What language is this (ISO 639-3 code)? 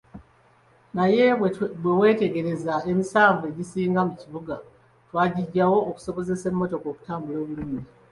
lug